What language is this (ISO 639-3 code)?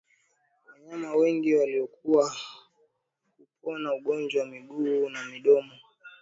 swa